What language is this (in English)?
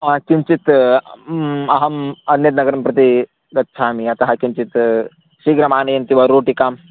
Sanskrit